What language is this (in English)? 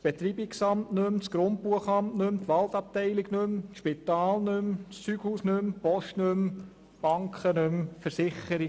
Swiss German